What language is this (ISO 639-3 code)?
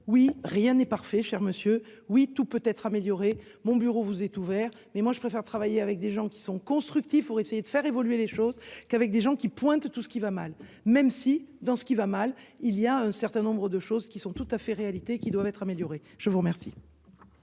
fra